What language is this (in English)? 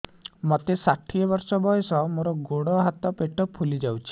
Odia